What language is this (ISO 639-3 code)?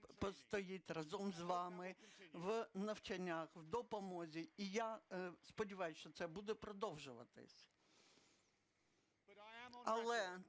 ukr